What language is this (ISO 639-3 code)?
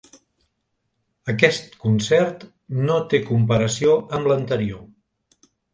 cat